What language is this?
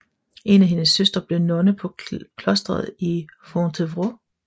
Danish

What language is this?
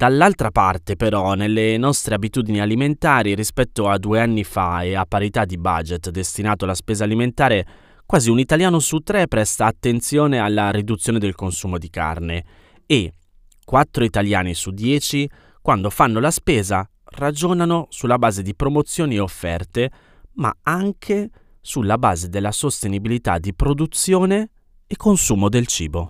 Italian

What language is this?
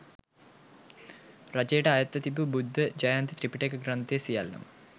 Sinhala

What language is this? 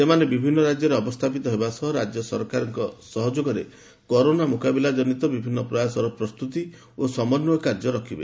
Odia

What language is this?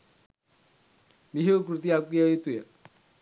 Sinhala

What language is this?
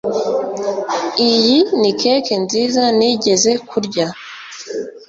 Kinyarwanda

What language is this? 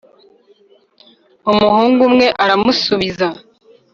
Kinyarwanda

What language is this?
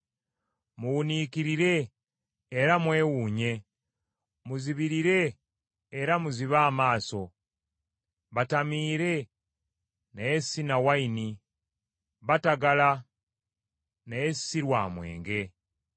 Ganda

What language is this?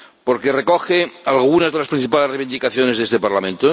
Spanish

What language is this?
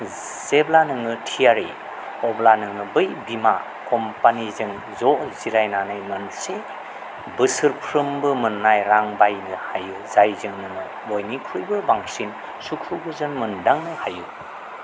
Bodo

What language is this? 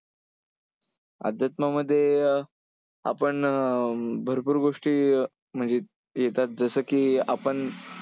Marathi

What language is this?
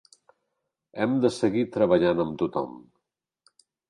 Catalan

